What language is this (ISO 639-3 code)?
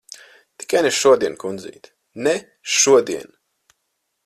lav